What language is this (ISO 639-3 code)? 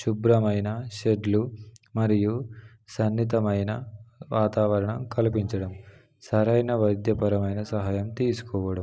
tel